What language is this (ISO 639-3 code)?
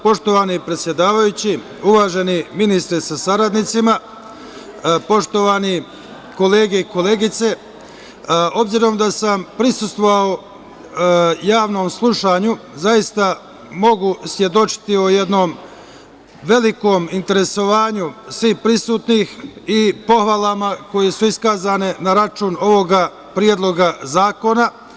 srp